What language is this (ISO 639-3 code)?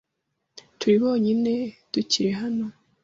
kin